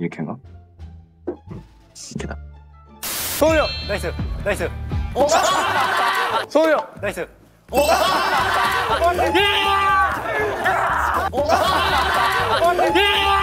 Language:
Korean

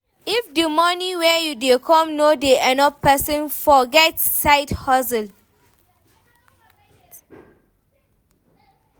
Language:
Nigerian Pidgin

